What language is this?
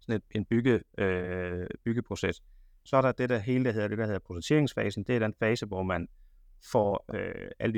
Danish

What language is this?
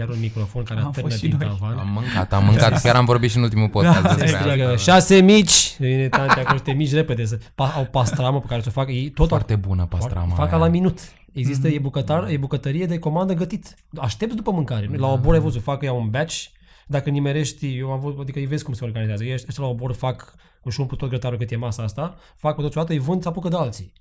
Romanian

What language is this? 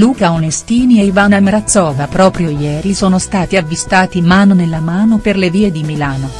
Italian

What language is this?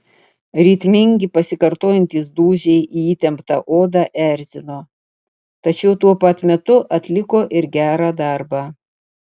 Lithuanian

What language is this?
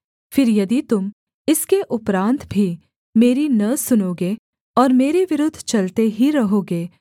Hindi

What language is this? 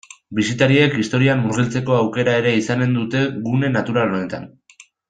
Basque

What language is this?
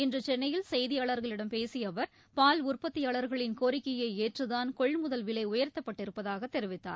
Tamil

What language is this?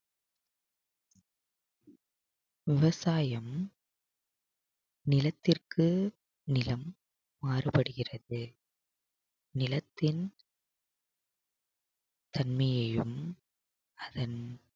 Tamil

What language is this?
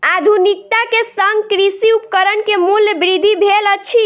Maithili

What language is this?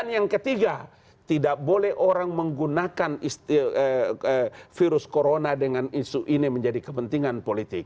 Indonesian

